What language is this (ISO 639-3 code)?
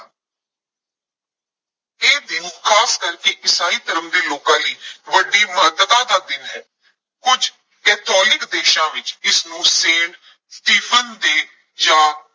pan